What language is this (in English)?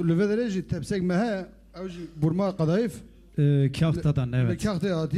Arabic